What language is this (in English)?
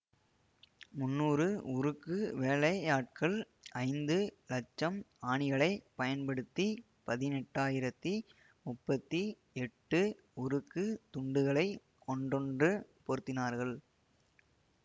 Tamil